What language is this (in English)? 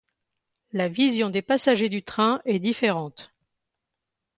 French